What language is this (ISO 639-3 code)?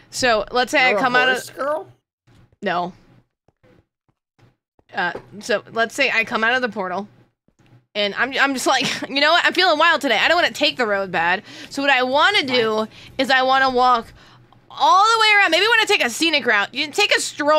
eng